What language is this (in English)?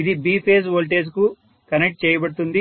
Telugu